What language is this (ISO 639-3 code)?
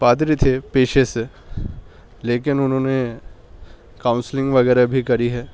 urd